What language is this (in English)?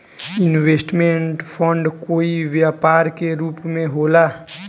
Bhojpuri